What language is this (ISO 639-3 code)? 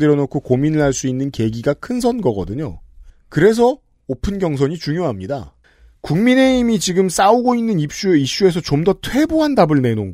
kor